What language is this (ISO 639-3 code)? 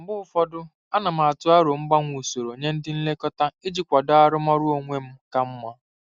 ibo